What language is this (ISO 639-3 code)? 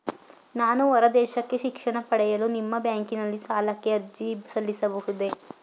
kan